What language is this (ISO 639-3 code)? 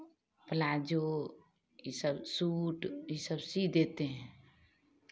hin